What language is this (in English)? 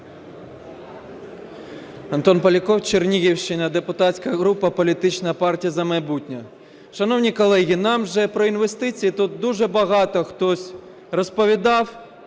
Ukrainian